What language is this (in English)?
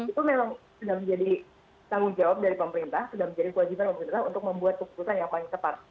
Indonesian